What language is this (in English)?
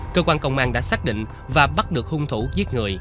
Vietnamese